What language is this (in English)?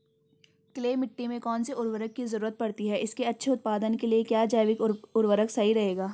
Hindi